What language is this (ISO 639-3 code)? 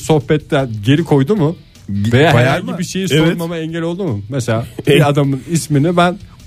tur